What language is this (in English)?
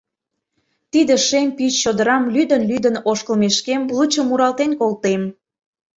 Mari